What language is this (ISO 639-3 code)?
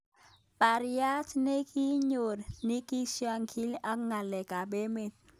kln